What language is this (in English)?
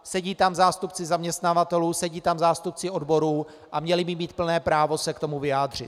Czech